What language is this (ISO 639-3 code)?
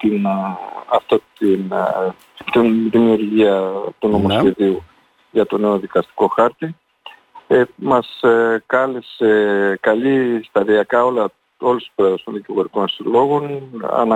ell